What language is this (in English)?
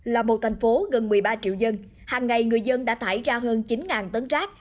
Vietnamese